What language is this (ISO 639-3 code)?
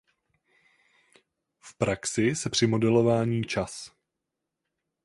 ces